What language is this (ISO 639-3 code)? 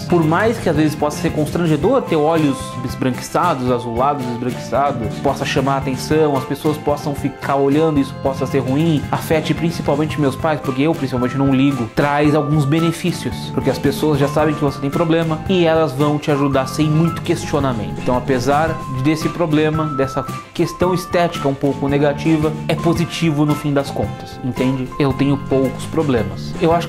por